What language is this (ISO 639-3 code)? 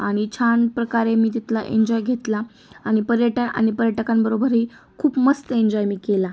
mar